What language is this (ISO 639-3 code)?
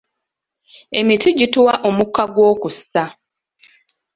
lug